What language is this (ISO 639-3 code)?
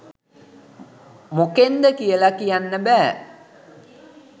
sin